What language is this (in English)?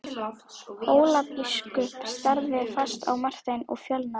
Icelandic